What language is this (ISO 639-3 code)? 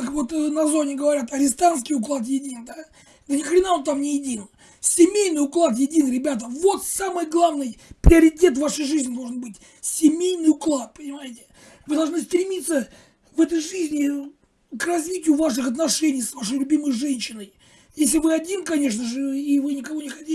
rus